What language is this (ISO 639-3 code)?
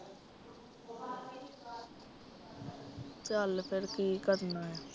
pan